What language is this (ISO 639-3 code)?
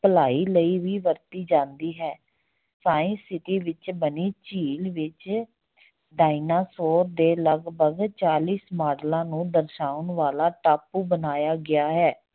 pan